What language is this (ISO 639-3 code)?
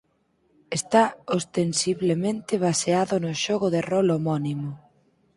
glg